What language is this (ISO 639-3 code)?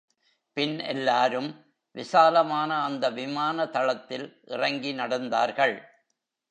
tam